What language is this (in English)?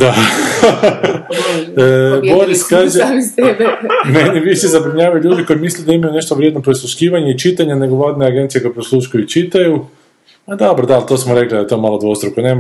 Croatian